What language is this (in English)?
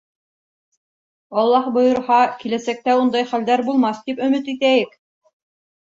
Bashkir